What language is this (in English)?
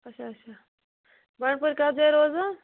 Kashmiri